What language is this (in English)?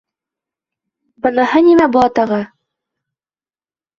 Bashkir